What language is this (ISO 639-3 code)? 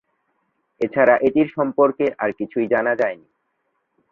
ben